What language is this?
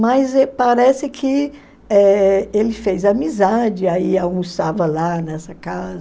Portuguese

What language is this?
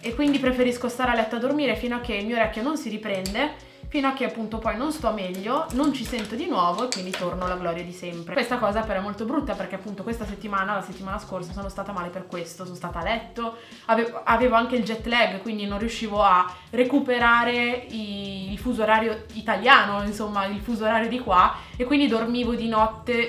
Italian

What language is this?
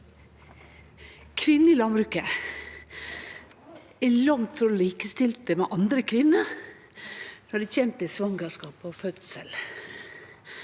Norwegian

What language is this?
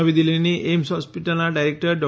Gujarati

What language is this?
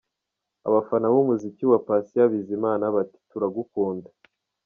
Kinyarwanda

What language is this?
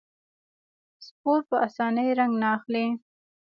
Pashto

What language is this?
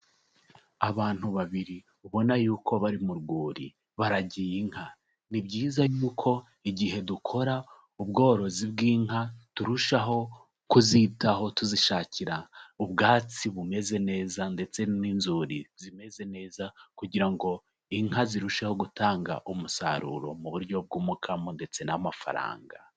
Kinyarwanda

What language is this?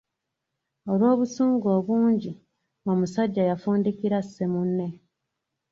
Ganda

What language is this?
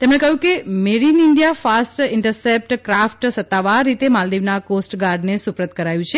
Gujarati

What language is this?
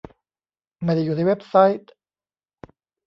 Thai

